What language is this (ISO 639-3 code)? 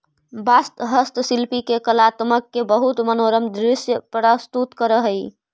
mag